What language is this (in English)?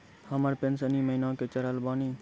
Maithili